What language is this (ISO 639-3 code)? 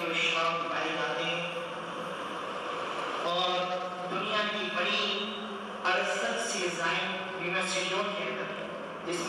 urd